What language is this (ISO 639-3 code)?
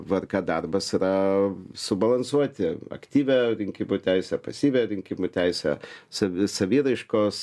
lit